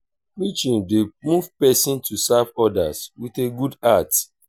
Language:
Nigerian Pidgin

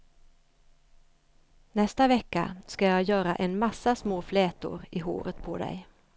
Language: Swedish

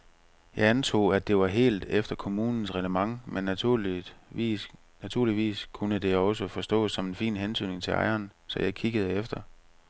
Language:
Danish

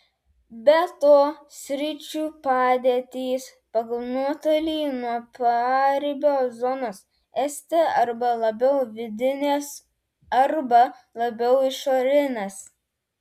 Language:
Lithuanian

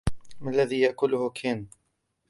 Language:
Arabic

